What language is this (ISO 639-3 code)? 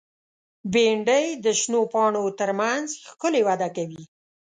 pus